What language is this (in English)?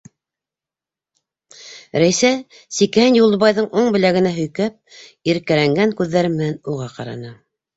Bashkir